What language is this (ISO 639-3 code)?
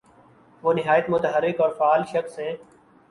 urd